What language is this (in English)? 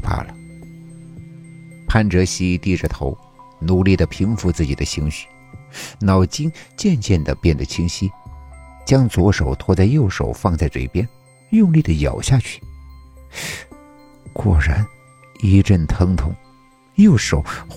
Chinese